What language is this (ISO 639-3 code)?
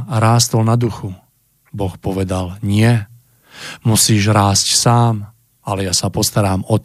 ces